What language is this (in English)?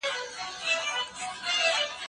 Pashto